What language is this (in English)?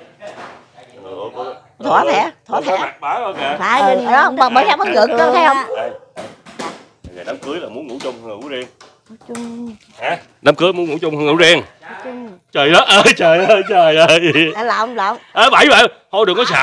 Vietnamese